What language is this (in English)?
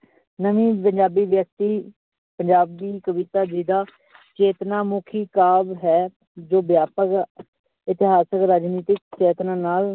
Punjabi